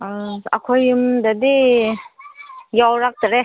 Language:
Manipuri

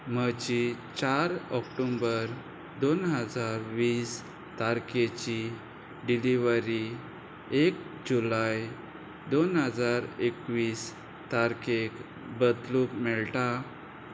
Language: Konkani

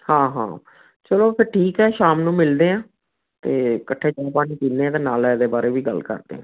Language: Punjabi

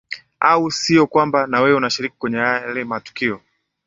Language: Swahili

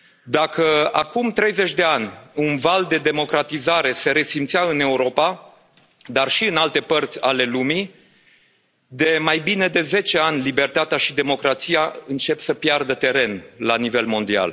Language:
Romanian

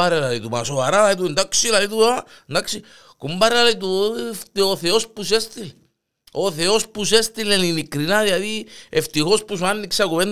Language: Greek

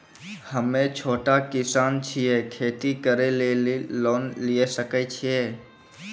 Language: Maithili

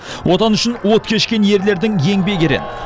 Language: Kazakh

